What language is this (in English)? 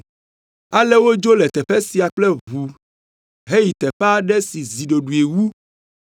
Ewe